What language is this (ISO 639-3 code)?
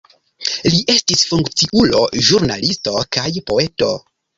epo